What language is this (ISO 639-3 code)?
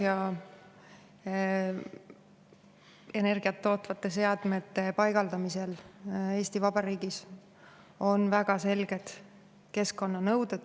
est